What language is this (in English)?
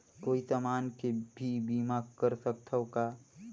Chhattisgarhi